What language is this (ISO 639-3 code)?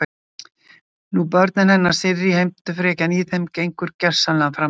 isl